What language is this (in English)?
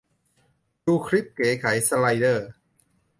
Thai